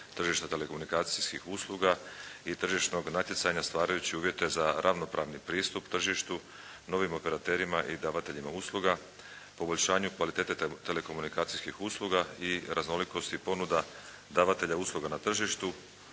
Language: Croatian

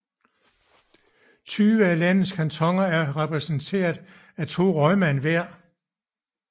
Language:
Danish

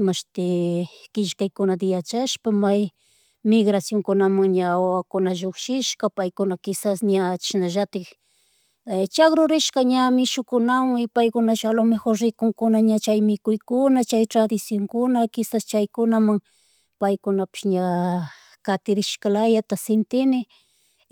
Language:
Chimborazo Highland Quichua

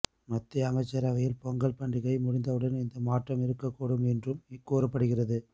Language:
Tamil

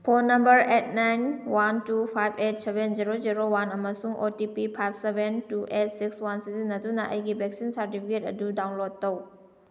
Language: Manipuri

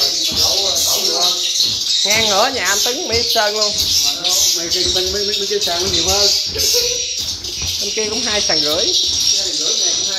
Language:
Vietnamese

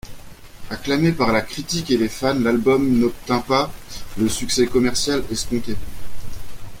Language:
French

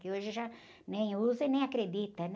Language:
Portuguese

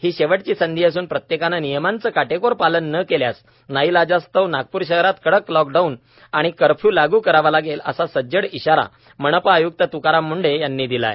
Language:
Marathi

